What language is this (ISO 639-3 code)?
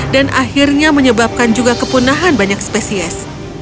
ind